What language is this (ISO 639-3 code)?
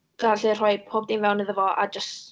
cym